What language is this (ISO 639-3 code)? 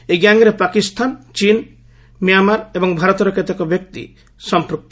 ori